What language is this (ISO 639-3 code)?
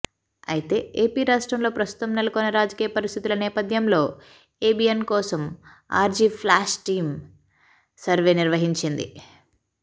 tel